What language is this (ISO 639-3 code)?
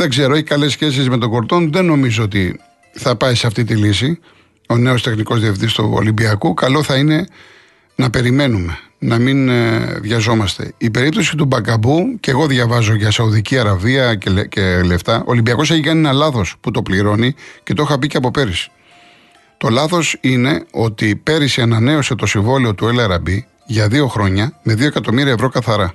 ell